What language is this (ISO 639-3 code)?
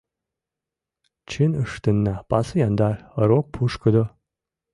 chm